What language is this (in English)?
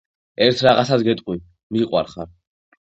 Georgian